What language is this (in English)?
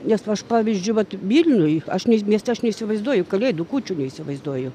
Lithuanian